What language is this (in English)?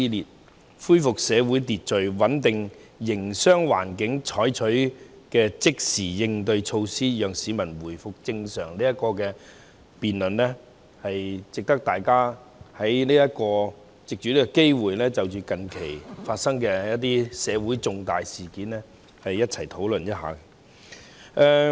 Cantonese